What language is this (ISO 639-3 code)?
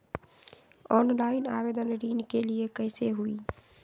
mag